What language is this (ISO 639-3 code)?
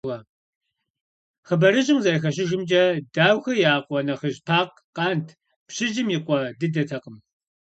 kbd